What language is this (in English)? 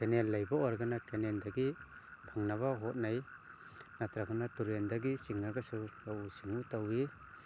Manipuri